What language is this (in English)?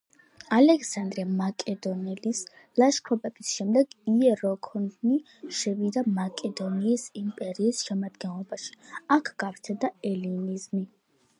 Georgian